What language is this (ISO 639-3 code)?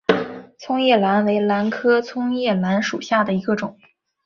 zho